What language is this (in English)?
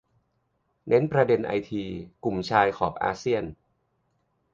Thai